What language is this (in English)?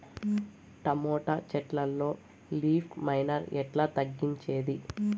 Telugu